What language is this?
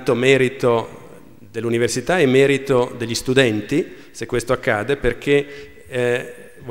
Italian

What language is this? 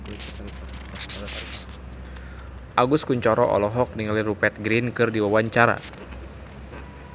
Sundanese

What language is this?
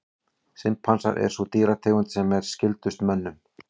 Icelandic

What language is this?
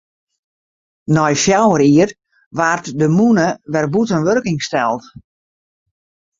Western Frisian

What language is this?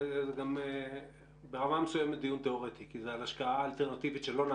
Hebrew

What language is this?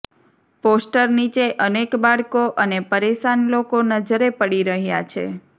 Gujarati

